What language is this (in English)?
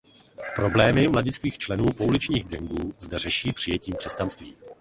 Czech